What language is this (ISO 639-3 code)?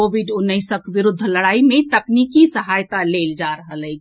mai